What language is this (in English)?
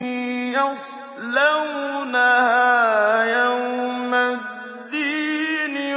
Arabic